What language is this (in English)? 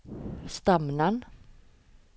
Norwegian